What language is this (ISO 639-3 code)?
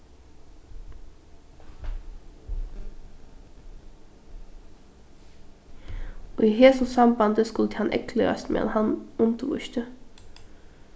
fao